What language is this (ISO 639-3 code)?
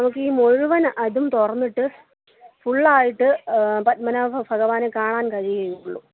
mal